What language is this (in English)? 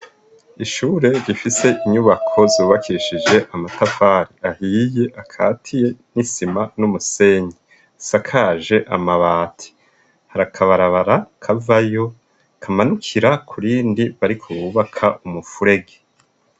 Rundi